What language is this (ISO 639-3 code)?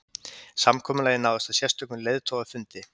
isl